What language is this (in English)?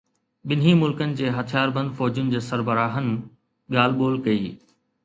Sindhi